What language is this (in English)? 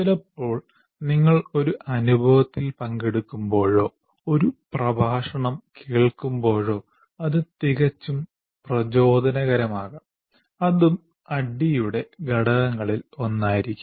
Malayalam